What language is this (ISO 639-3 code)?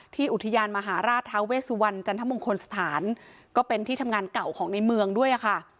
tha